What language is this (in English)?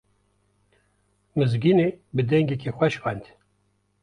Kurdish